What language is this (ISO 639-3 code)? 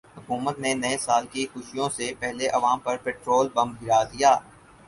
urd